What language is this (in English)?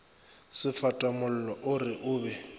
Northern Sotho